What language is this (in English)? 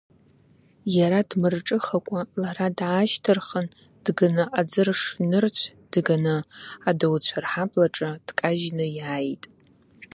Abkhazian